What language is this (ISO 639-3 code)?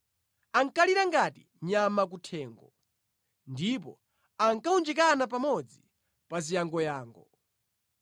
nya